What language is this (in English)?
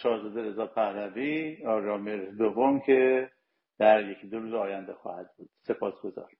Persian